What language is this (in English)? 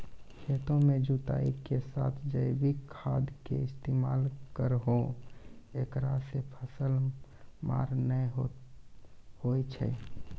Maithili